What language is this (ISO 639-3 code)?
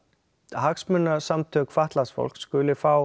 isl